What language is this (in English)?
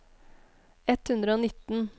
Norwegian